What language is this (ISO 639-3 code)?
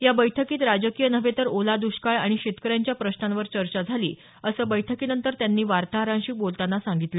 mar